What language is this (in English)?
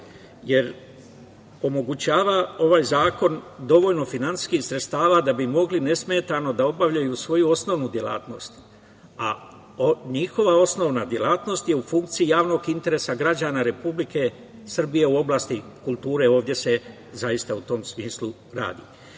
Serbian